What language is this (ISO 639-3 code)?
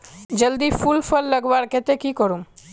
mag